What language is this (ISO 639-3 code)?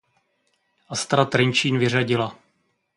ces